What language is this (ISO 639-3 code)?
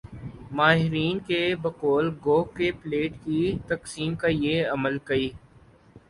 urd